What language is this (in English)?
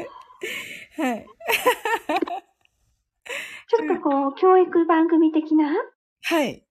Japanese